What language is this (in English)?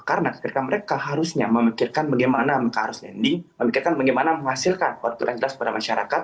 Indonesian